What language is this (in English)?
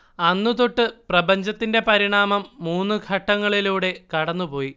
Malayalam